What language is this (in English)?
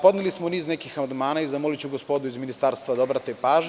Serbian